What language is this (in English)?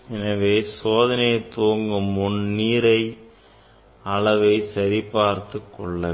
Tamil